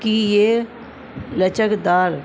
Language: Urdu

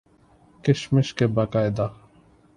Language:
Urdu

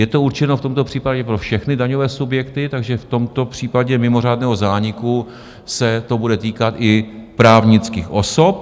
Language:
Czech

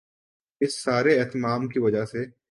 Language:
Urdu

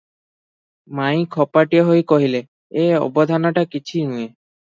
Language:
Odia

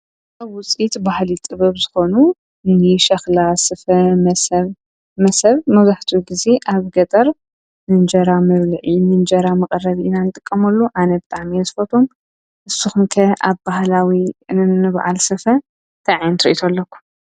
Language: Tigrinya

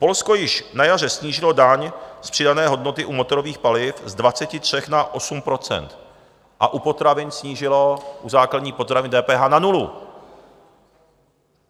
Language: Czech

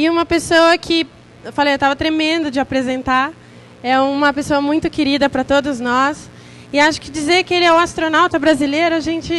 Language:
Portuguese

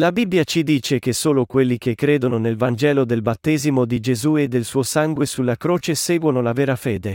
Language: Italian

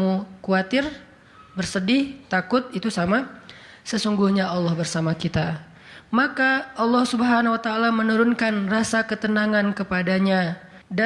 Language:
Indonesian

